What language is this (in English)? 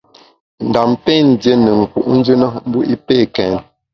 Bamun